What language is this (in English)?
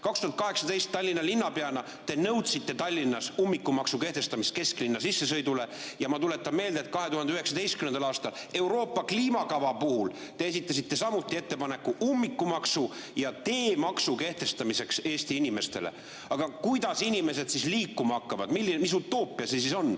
Estonian